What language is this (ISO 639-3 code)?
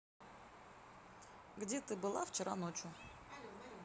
rus